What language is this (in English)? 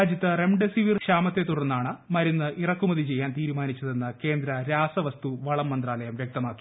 Malayalam